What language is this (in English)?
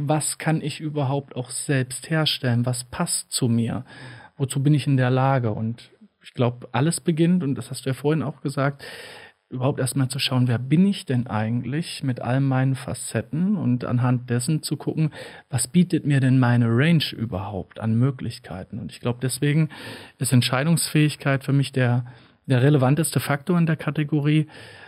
German